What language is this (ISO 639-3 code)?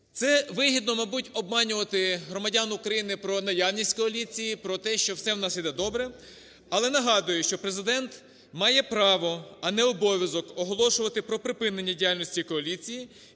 ukr